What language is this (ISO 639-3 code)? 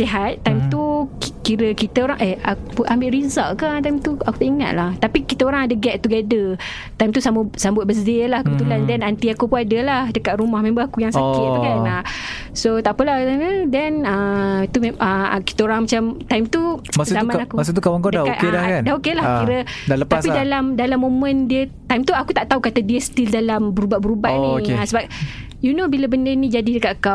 msa